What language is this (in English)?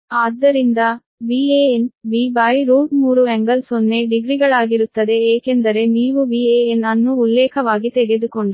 Kannada